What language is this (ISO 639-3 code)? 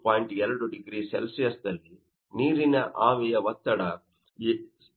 kan